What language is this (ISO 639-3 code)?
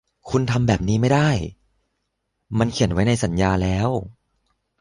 tha